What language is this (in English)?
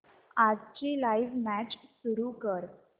Marathi